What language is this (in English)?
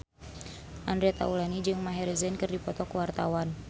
Sundanese